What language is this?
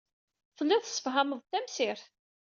Kabyle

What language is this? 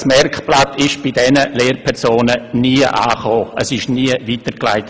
Swiss German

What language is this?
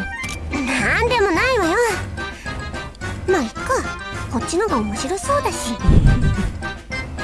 Indonesian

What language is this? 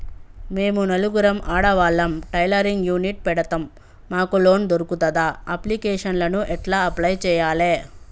Telugu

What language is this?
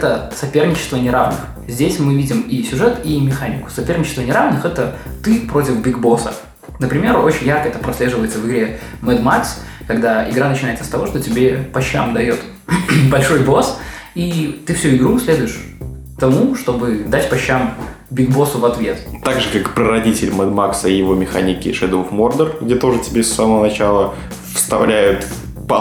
Russian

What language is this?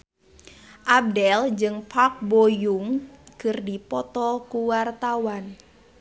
Sundanese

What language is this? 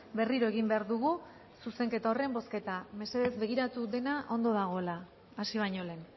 Basque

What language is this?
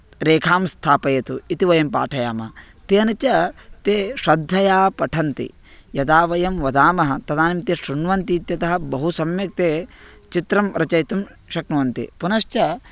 Sanskrit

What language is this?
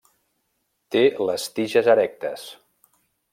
Catalan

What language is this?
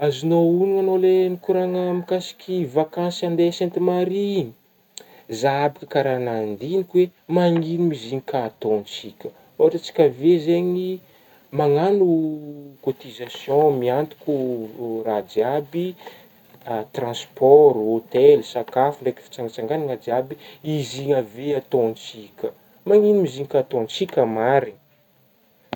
Northern Betsimisaraka Malagasy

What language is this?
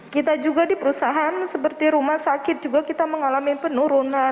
Indonesian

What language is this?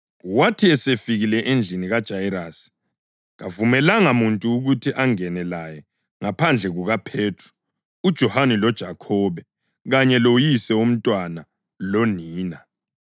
North Ndebele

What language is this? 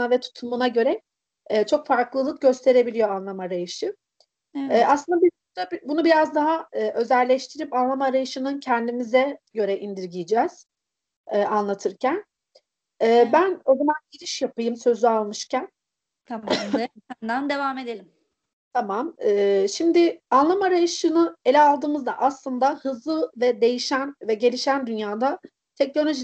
Turkish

